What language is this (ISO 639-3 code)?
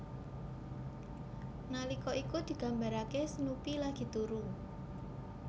jav